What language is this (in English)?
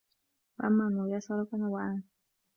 Arabic